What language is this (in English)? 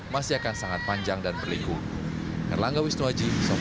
Indonesian